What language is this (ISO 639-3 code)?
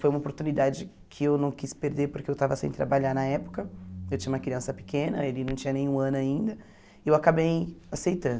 por